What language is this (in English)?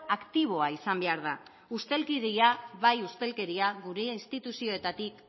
Basque